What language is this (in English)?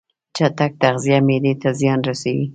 Pashto